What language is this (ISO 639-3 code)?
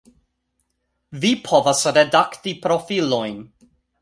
epo